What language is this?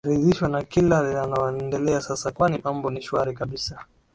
Swahili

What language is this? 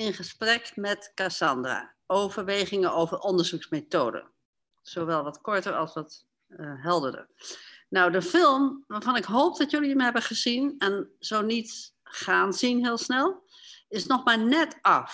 Dutch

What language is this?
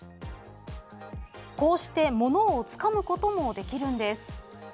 Japanese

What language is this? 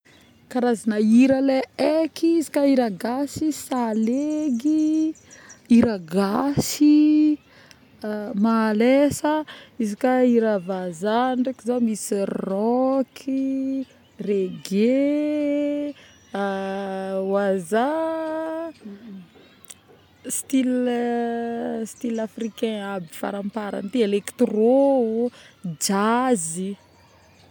Northern Betsimisaraka Malagasy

